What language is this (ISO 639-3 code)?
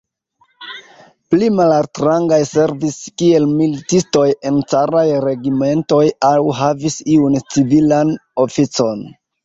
epo